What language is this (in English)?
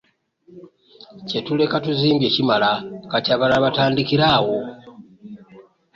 Ganda